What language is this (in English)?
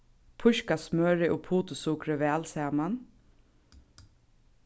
Faroese